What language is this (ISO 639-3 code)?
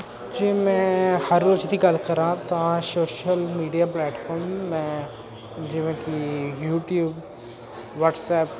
pan